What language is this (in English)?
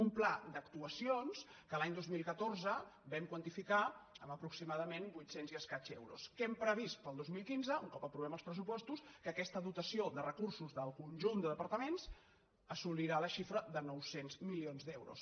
Catalan